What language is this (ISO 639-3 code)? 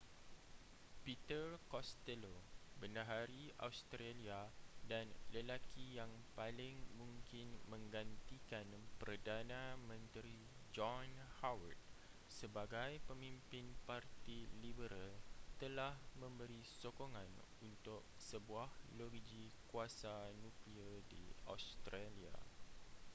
msa